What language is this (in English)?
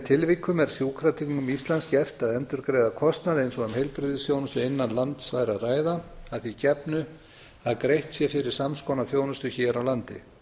Icelandic